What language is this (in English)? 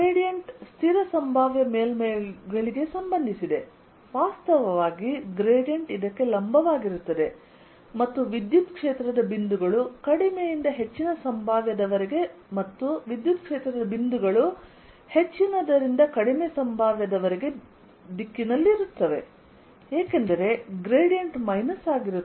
Kannada